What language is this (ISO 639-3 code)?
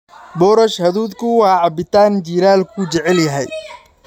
som